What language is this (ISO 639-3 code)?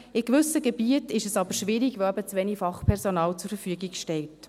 gsw